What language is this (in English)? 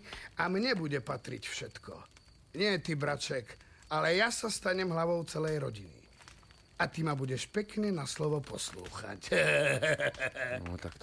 Slovak